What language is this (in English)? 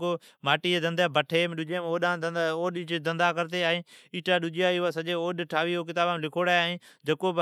Od